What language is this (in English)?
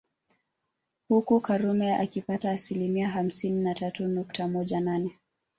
Swahili